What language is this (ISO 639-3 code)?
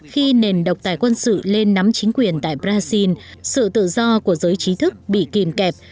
vie